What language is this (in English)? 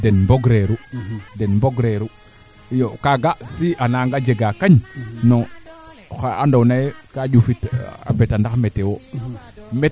Serer